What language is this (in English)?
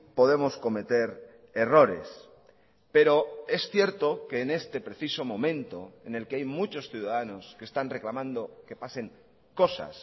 Spanish